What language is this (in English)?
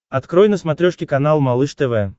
Russian